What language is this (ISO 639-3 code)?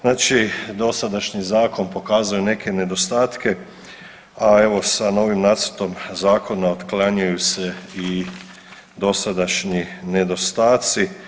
hrv